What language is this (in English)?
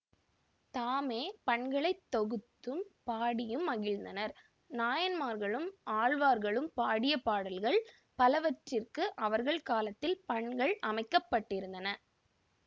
Tamil